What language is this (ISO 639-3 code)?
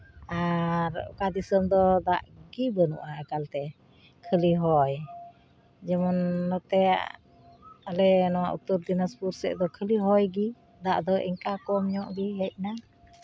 sat